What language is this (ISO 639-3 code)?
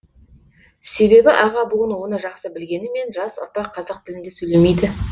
kaz